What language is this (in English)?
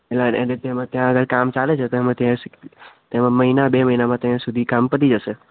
Gujarati